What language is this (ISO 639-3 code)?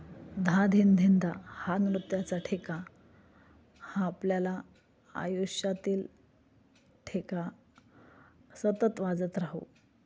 mar